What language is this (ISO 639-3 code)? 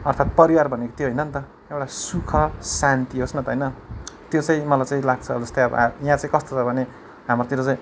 nep